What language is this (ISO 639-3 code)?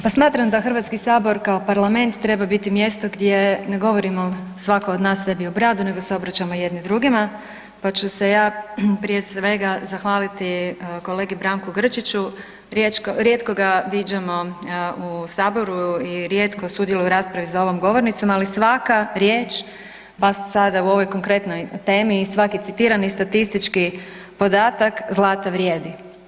hrv